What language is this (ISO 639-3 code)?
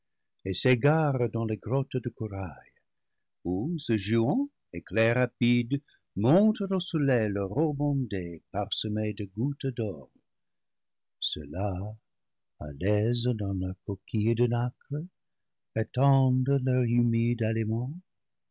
fra